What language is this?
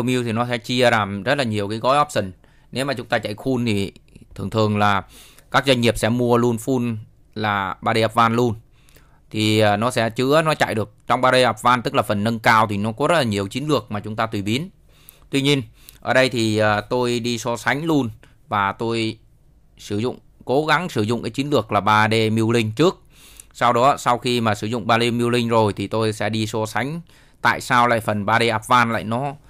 Vietnamese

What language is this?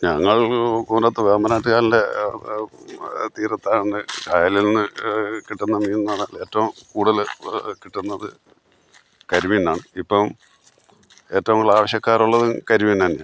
Malayalam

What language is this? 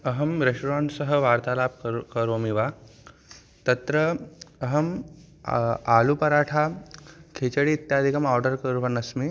Sanskrit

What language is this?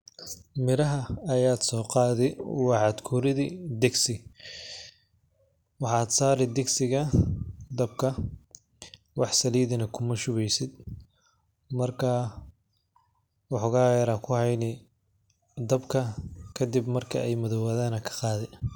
Somali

